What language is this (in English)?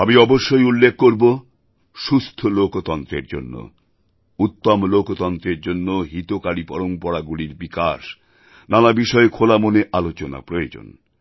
Bangla